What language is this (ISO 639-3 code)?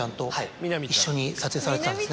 jpn